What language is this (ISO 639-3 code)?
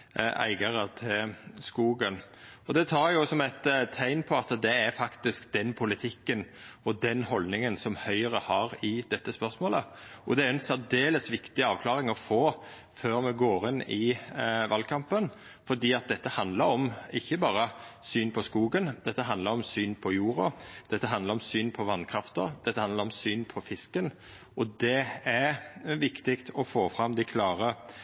nno